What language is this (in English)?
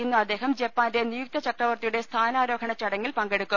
Malayalam